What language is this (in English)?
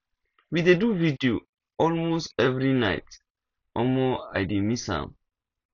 Nigerian Pidgin